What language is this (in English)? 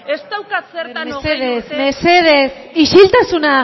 Basque